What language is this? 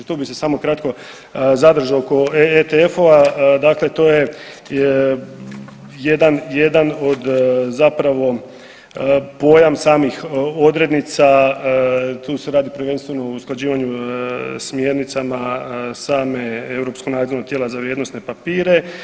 Croatian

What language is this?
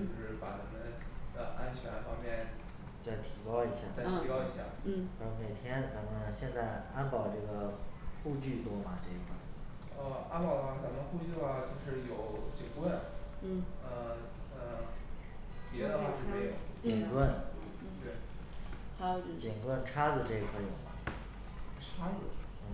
Chinese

